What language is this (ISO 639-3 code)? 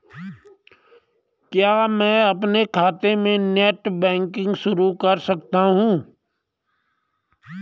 hin